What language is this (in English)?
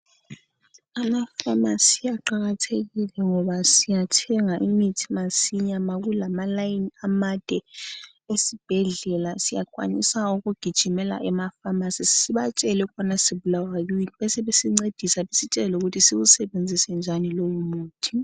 North Ndebele